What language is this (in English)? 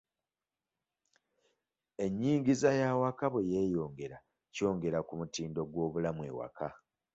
Ganda